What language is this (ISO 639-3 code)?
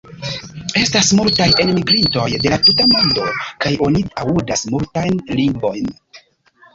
epo